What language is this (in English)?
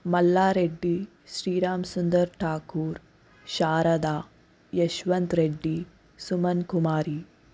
Telugu